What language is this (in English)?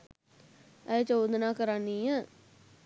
Sinhala